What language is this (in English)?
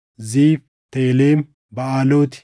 Oromo